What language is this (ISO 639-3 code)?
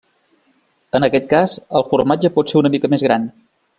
cat